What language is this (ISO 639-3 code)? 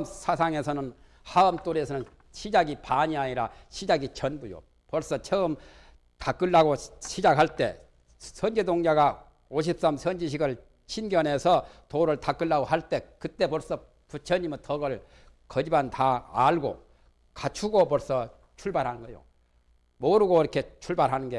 kor